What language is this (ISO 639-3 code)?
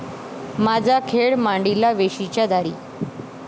mar